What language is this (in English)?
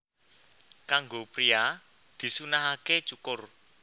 Javanese